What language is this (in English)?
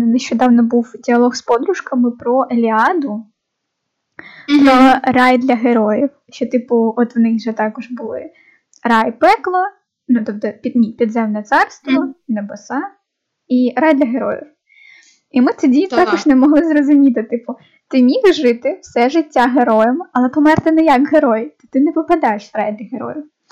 Ukrainian